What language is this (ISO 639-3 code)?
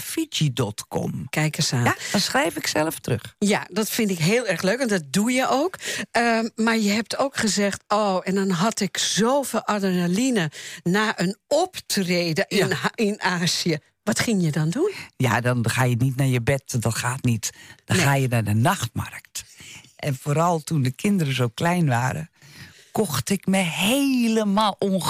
nld